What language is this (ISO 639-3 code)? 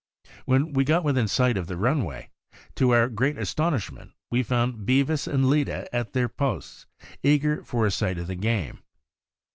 eng